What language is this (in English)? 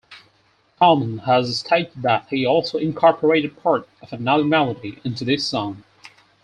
English